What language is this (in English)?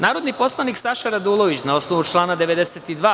Serbian